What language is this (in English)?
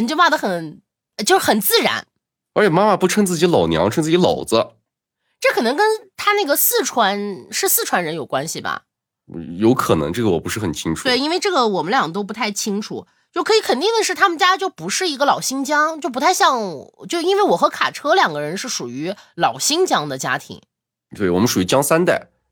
Chinese